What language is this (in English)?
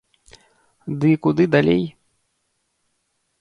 Belarusian